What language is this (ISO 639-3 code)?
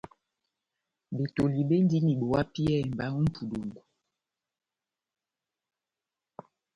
bnm